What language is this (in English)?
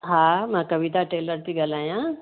Sindhi